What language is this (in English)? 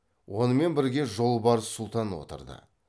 Kazakh